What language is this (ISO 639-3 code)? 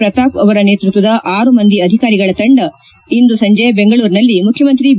kan